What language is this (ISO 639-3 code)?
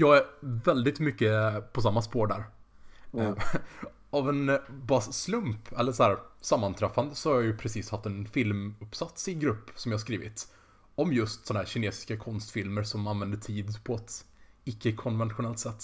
swe